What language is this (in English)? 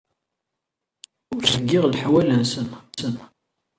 Kabyle